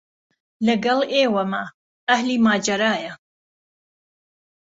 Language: Central Kurdish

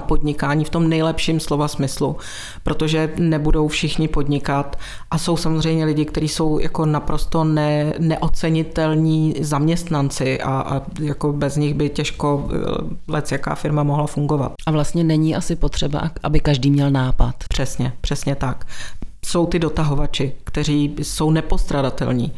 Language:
Czech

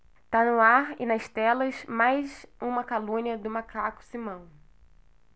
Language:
Portuguese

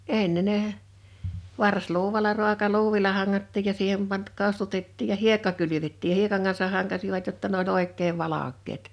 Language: Finnish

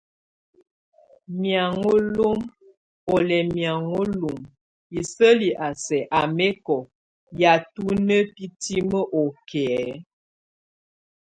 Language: Tunen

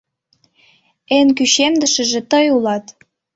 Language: Mari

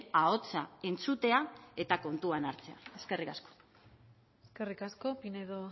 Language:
Basque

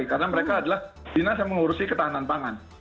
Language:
Indonesian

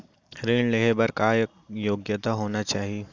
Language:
Chhattisgarhi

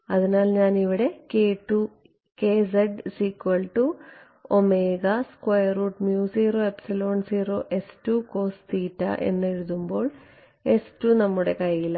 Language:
Malayalam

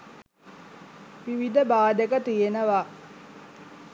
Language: Sinhala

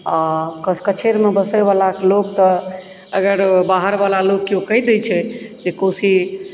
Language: Maithili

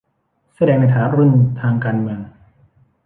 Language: Thai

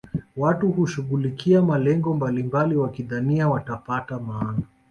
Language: Swahili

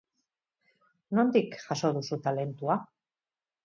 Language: Basque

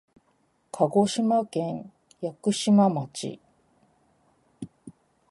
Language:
Japanese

